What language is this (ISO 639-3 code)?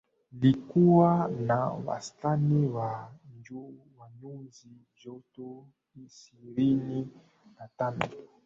swa